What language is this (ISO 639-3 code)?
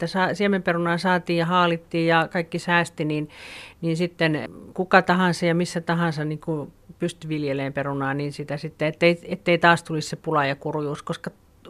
fin